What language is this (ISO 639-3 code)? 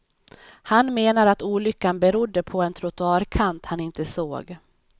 swe